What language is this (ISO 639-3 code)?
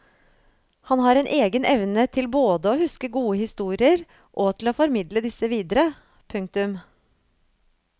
nor